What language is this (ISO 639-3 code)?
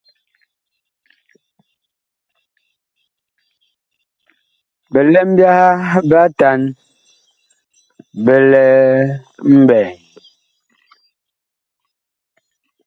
bkh